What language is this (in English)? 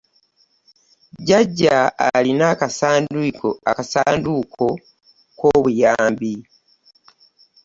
Ganda